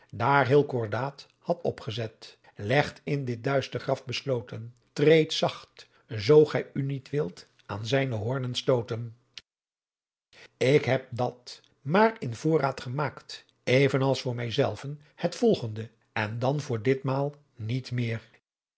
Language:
Dutch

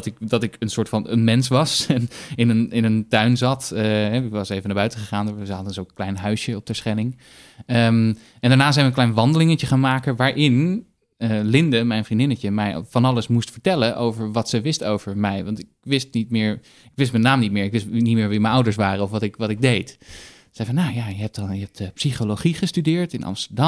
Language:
Dutch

